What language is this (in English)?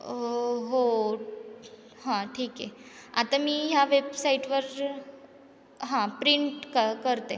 Marathi